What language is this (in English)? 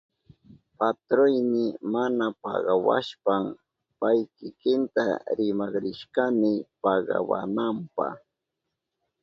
Southern Pastaza Quechua